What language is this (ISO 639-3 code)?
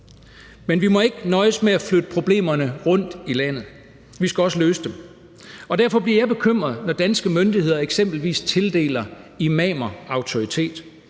dan